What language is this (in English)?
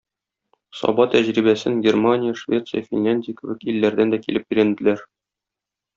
Tatar